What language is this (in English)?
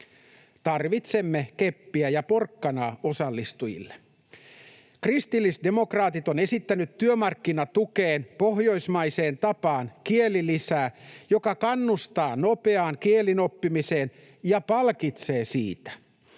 Finnish